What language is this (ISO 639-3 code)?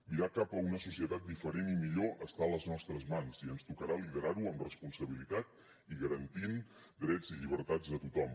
cat